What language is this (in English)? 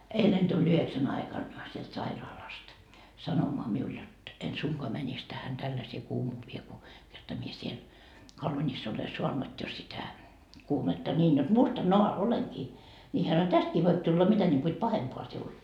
Finnish